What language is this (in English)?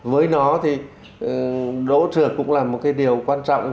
Vietnamese